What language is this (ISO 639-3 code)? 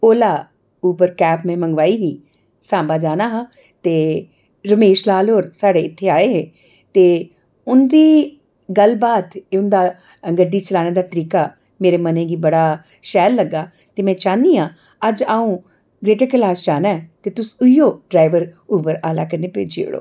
doi